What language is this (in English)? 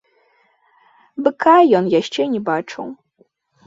Belarusian